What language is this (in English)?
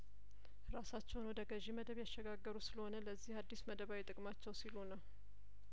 Amharic